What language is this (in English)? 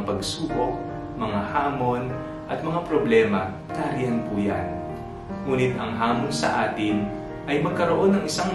Filipino